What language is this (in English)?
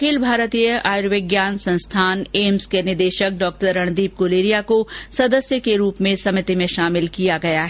Hindi